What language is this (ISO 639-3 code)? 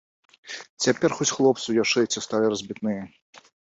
bel